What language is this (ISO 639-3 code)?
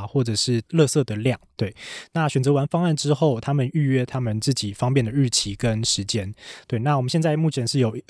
zho